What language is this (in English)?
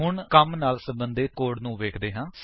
Punjabi